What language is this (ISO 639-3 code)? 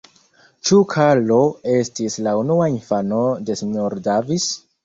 epo